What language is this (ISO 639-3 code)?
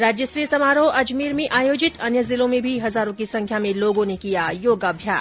hin